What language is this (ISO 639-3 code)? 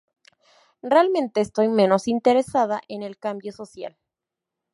spa